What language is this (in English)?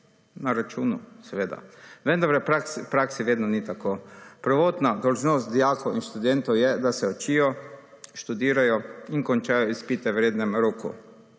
Slovenian